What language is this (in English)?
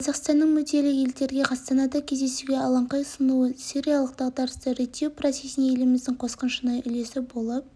Kazakh